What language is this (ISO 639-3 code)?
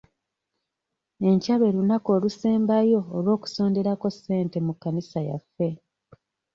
lug